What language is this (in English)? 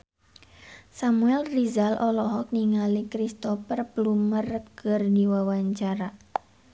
Sundanese